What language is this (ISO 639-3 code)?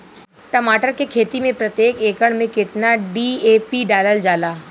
bho